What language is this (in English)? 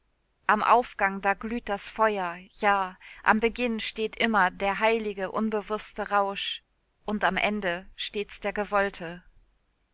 German